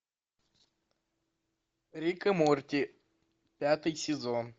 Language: Russian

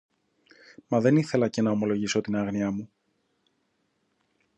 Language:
Greek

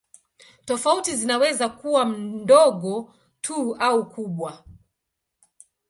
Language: Swahili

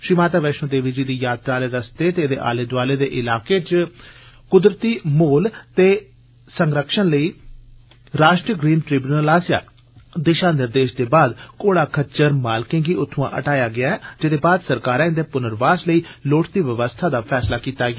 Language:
Dogri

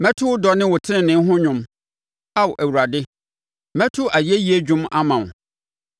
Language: Akan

